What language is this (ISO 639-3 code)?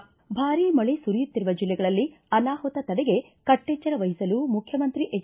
kan